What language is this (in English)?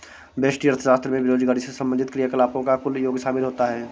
Hindi